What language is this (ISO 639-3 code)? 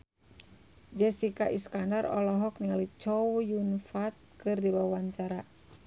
sun